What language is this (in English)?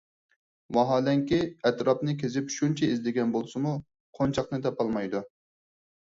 Uyghur